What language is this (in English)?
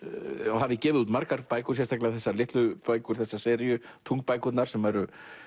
Icelandic